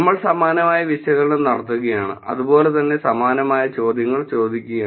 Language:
Malayalam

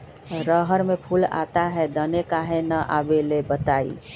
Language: Magahi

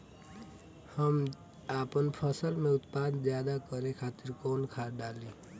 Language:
Bhojpuri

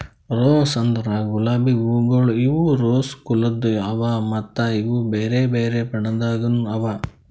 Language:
Kannada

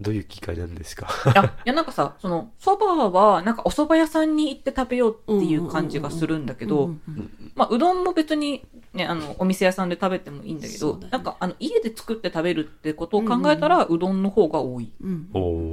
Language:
Japanese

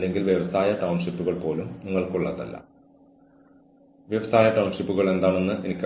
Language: Malayalam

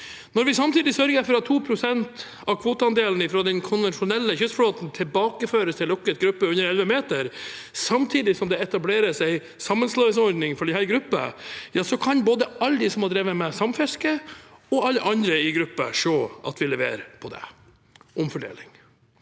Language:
Norwegian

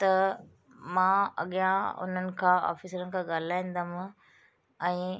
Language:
Sindhi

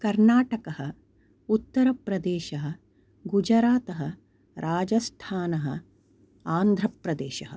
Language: Sanskrit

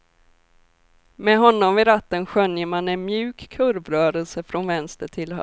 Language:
Swedish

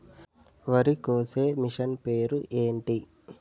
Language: Telugu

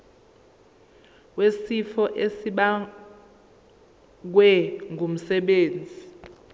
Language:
Zulu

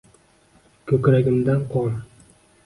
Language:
Uzbek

